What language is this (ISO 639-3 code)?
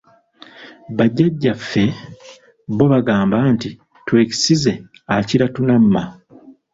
lug